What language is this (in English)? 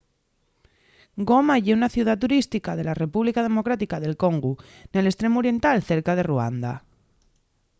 Asturian